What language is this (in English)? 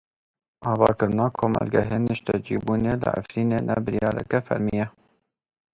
Kurdish